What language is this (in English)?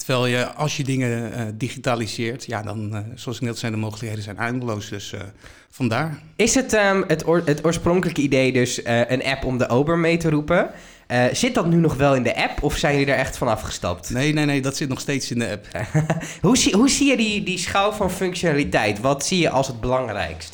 Dutch